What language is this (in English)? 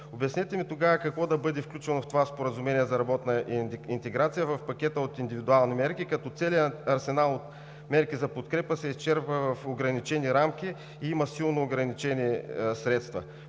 Bulgarian